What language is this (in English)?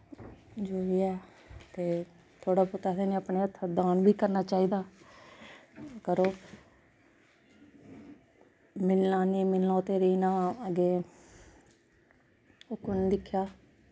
Dogri